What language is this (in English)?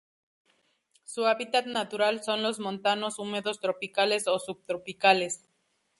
Spanish